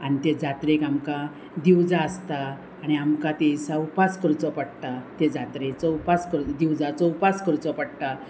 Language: Konkani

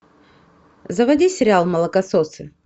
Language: Russian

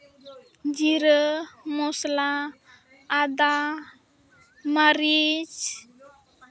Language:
Santali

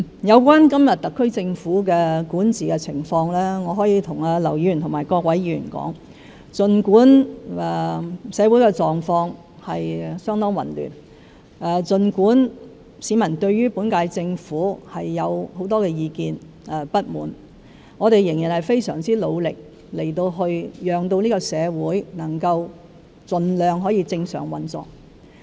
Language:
Cantonese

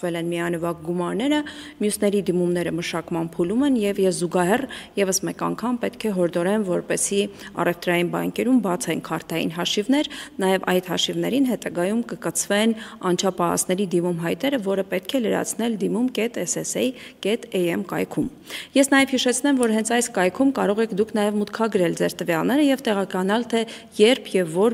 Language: Romanian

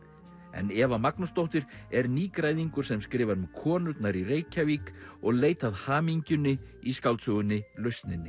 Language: Icelandic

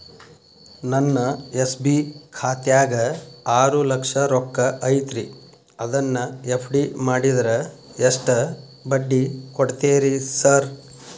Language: Kannada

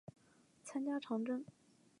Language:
Chinese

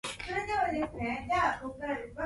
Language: Japanese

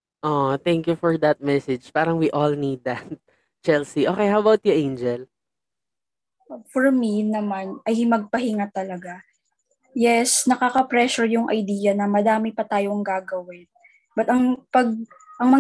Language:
Filipino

